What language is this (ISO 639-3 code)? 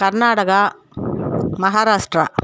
tam